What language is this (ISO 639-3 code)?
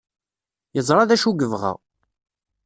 kab